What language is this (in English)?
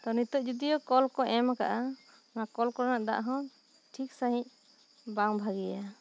Santali